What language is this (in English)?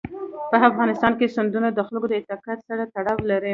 Pashto